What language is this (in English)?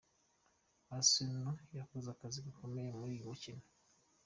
Kinyarwanda